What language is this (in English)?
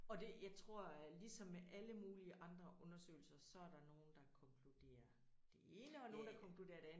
Danish